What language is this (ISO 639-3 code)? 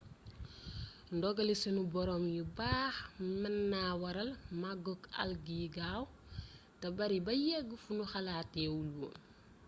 wol